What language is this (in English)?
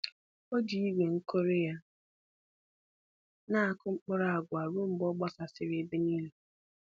Igbo